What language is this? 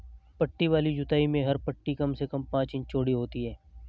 Hindi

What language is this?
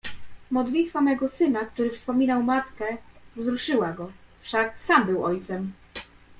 Polish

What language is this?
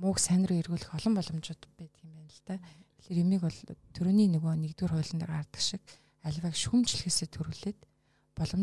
Russian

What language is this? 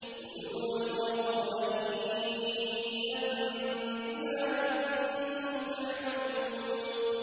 Arabic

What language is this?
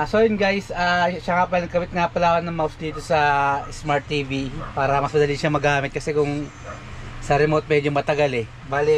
Filipino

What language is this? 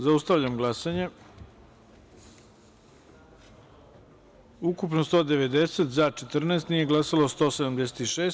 Serbian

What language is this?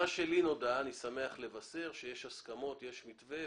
Hebrew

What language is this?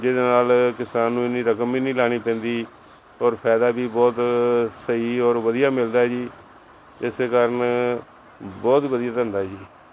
Punjabi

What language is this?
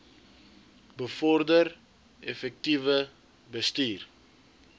Afrikaans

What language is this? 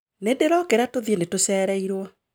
Kikuyu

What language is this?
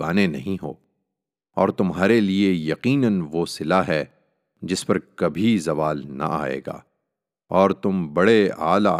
Urdu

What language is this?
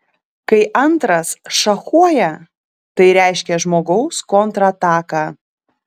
Lithuanian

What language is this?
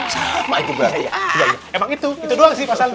Indonesian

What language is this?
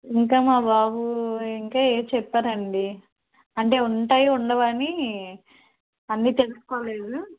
Telugu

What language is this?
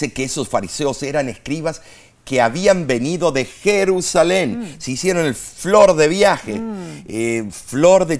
Spanish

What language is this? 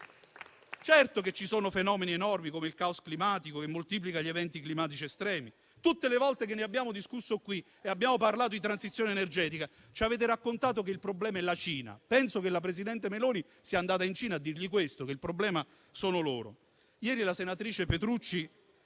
Italian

